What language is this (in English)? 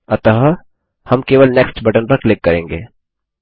Hindi